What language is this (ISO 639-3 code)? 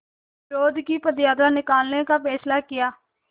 hin